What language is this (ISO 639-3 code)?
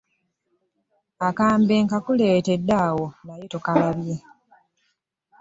lug